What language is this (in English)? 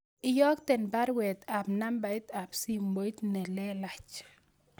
Kalenjin